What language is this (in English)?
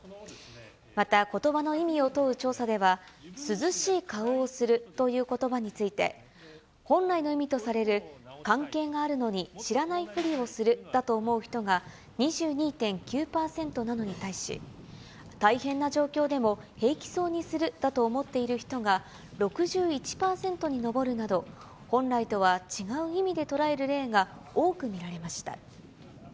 Japanese